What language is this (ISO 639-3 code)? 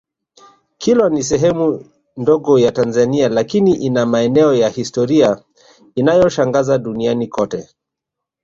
swa